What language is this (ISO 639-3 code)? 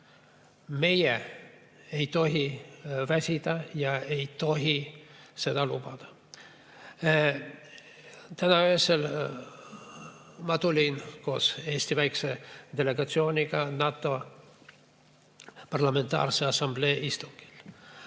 est